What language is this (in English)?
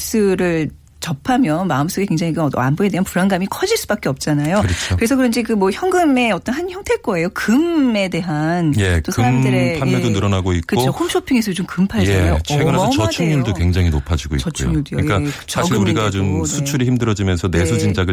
Korean